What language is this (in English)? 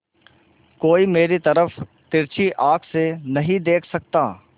Hindi